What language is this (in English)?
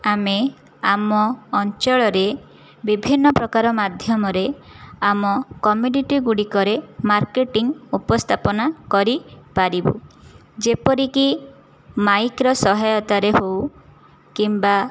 Odia